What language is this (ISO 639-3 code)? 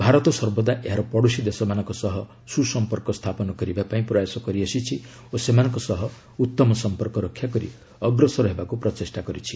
ori